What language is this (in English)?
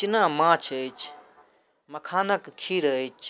Maithili